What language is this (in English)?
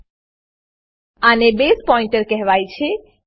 Gujarati